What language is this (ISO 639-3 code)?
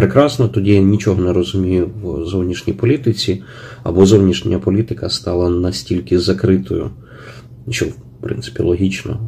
ukr